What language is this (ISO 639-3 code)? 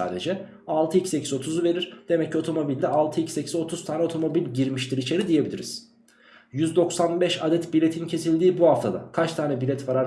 tur